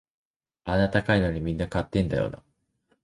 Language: Japanese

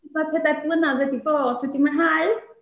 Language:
Welsh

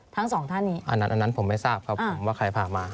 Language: Thai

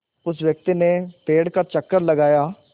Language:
Hindi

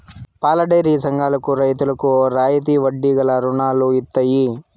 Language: Telugu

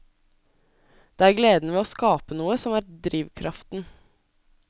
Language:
Norwegian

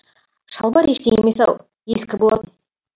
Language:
Kazakh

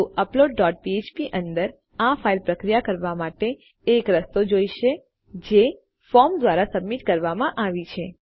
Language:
Gujarati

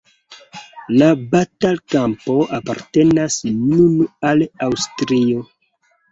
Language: Esperanto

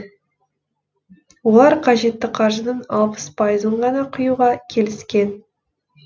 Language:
Kazakh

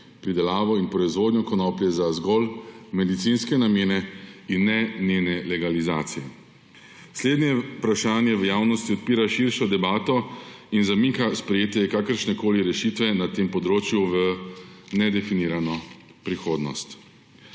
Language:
Slovenian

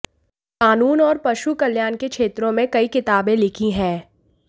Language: Hindi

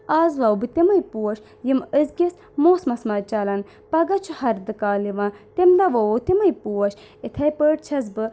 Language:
Kashmiri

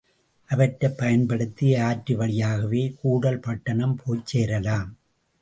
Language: Tamil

